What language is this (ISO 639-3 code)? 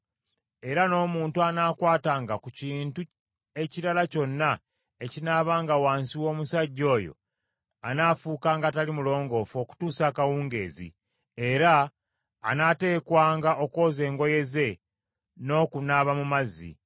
lug